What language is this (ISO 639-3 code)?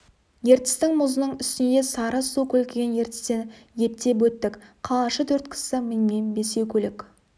kaz